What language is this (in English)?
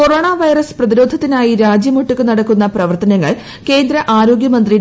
Malayalam